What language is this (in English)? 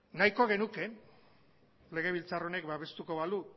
Basque